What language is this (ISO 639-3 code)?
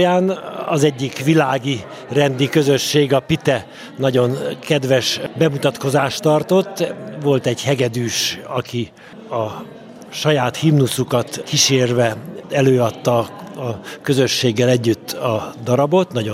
hun